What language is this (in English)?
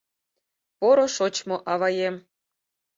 Mari